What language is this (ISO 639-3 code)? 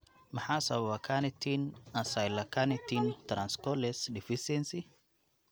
som